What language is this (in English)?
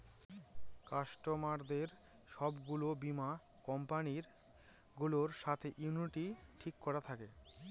Bangla